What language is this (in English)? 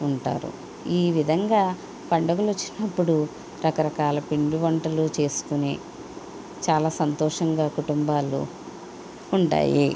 Telugu